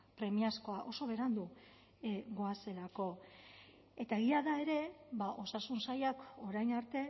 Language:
Basque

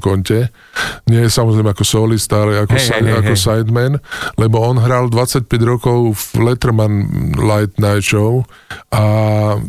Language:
Slovak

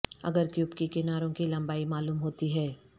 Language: Urdu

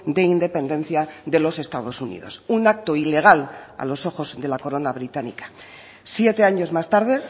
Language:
Spanish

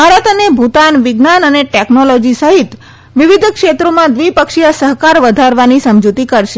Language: Gujarati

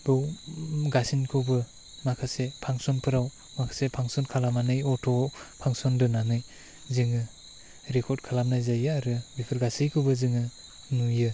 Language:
Bodo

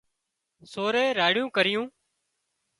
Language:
Wadiyara Koli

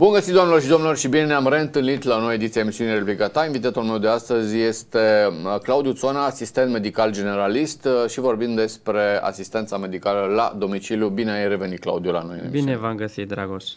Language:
Romanian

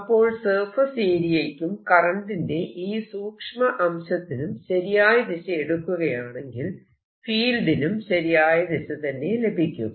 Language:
Malayalam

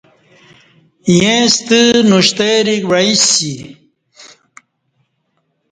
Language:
Kati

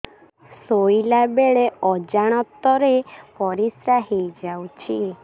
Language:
Odia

